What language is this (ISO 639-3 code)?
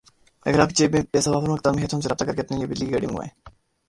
urd